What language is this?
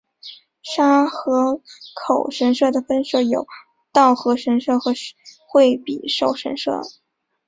Chinese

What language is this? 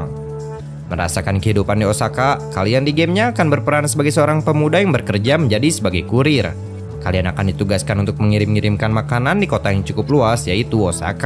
Indonesian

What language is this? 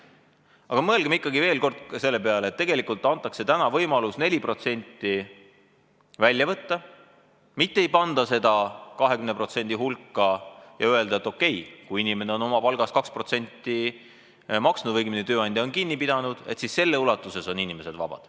Estonian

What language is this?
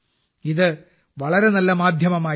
Malayalam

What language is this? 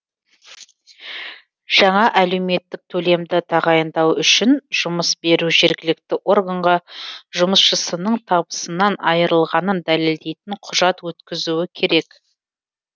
Kazakh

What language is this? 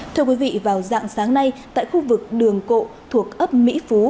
Vietnamese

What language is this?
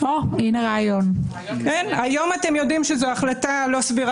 Hebrew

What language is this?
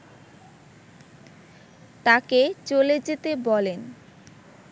Bangla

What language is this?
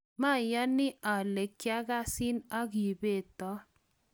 Kalenjin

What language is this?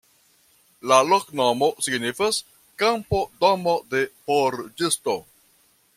Esperanto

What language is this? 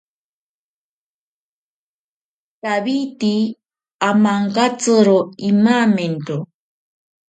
Ashéninka Perené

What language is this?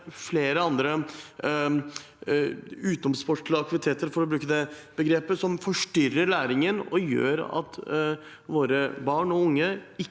Norwegian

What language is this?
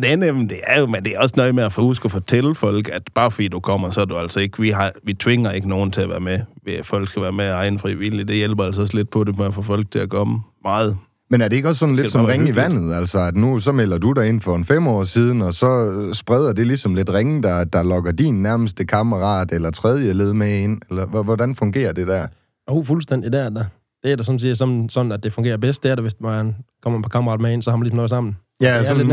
Danish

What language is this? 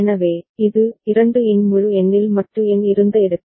Tamil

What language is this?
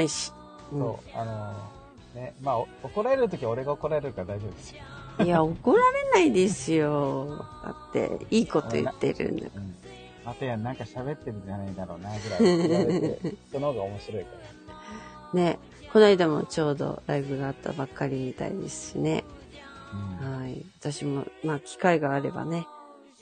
Japanese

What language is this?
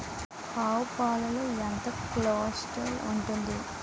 Telugu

